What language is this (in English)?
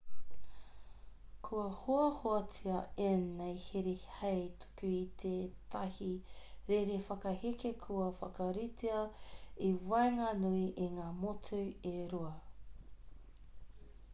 Māori